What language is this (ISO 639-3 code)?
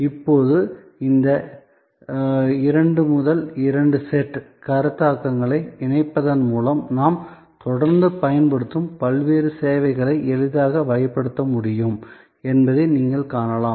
tam